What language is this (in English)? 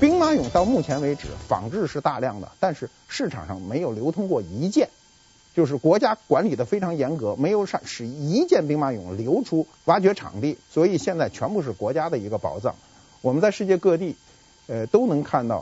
Chinese